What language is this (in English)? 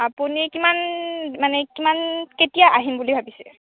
Assamese